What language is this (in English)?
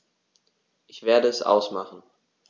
German